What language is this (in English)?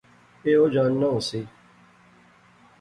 Pahari-Potwari